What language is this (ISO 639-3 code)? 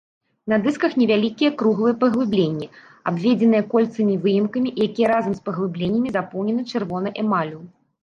bel